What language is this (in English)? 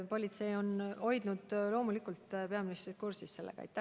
Estonian